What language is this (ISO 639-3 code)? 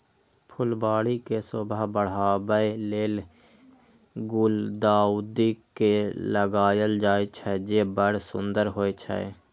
mai